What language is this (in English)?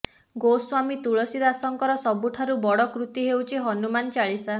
Odia